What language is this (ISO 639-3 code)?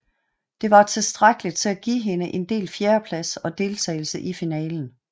dan